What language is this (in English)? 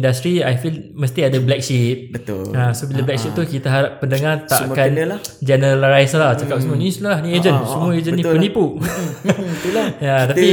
Malay